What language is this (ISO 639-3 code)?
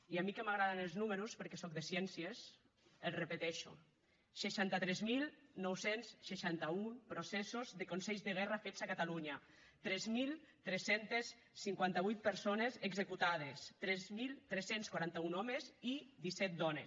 cat